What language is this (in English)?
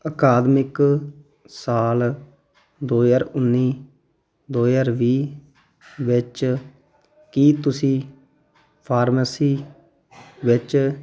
Punjabi